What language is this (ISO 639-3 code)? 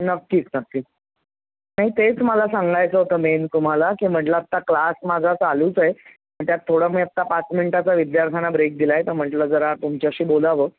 mar